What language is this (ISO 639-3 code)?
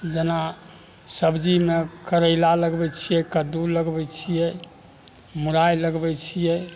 mai